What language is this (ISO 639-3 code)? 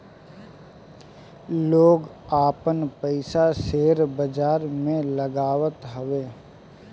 bho